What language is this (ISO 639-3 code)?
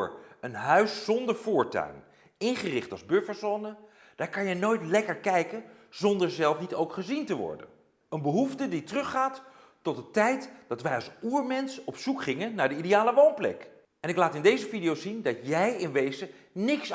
nld